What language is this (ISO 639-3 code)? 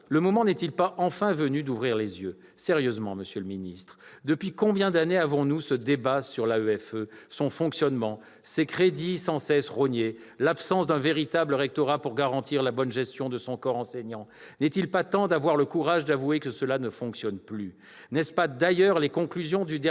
fra